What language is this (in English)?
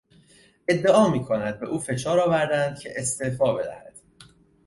Persian